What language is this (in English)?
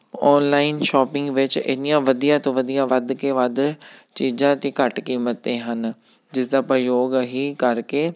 Punjabi